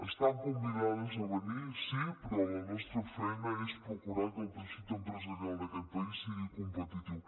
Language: Catalan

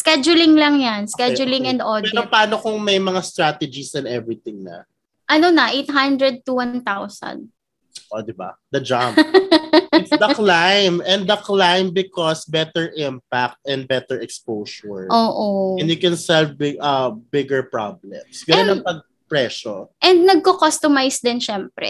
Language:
Filipino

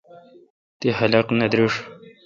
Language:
Kalkoti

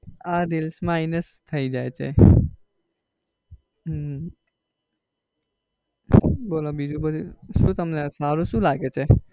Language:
Gujarati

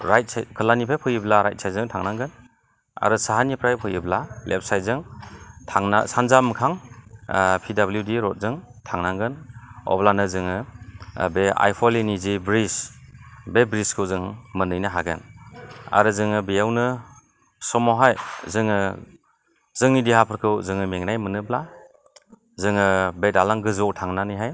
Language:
Bodo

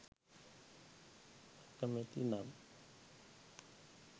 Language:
Sinhala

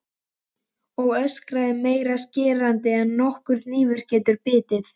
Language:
Icelandic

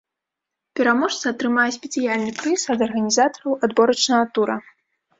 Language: Belarusian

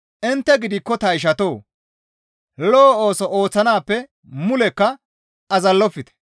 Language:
Gamo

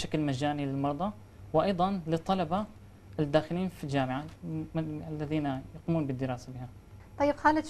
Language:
Arabic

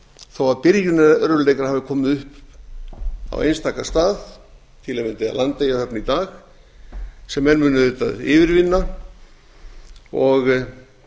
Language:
Icelandic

